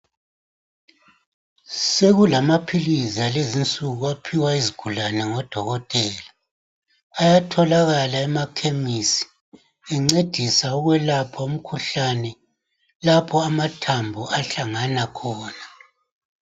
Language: North Ndebele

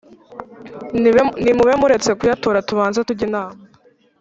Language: Kinyarwanda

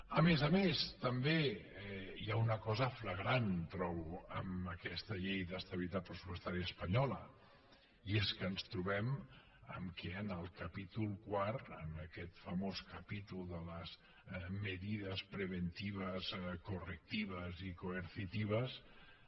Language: Catalan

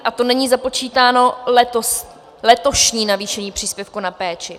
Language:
Czech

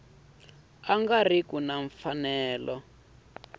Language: Tsonga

